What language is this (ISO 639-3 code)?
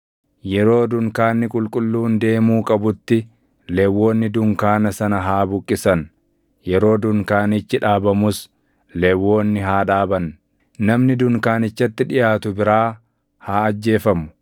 orm